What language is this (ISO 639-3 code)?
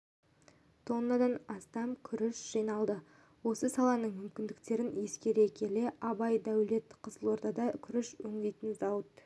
kaz